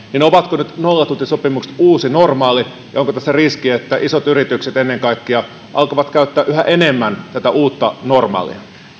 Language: Finnish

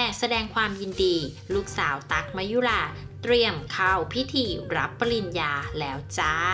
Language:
Thai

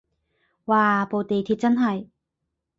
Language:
Cantonese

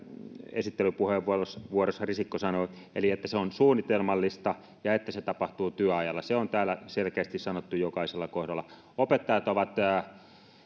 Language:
Finnish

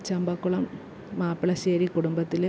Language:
Malayalam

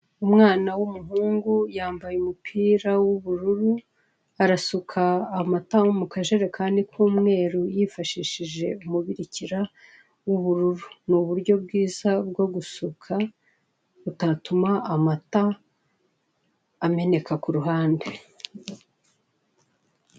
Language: Kinyarwanda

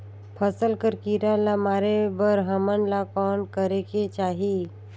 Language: Chhattisgarhi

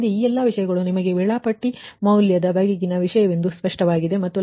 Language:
Kannada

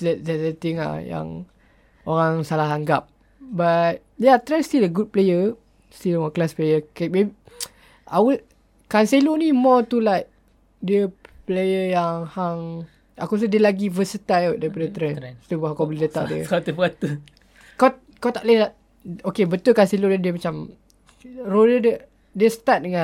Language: Malay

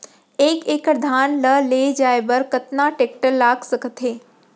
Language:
Chhattisgarhi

